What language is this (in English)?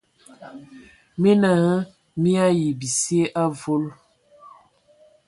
Ewondo